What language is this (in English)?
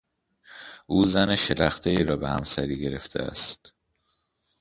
Persian